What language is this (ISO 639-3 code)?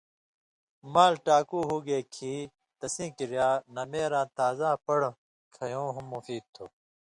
mvy